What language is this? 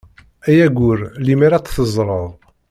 Kabyle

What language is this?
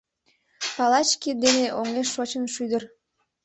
Mari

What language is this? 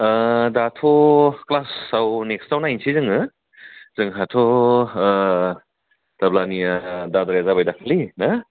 Bodo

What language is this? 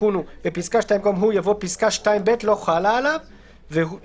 Hebrew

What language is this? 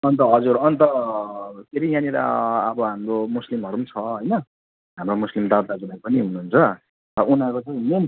Nepali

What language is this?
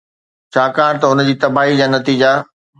Sindhi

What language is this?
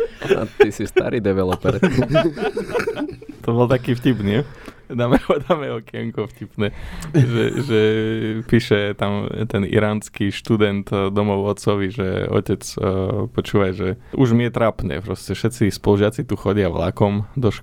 Slovak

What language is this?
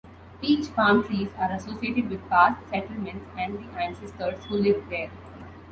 English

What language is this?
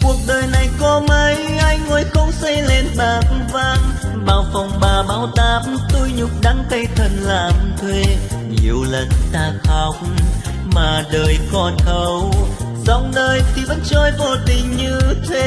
Vietnamese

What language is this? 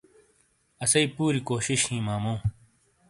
Shina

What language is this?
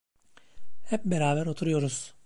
Turkish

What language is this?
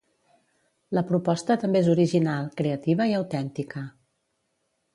Catalan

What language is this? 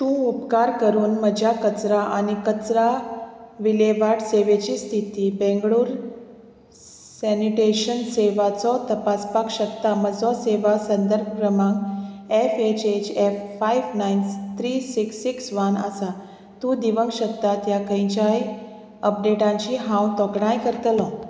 Konkani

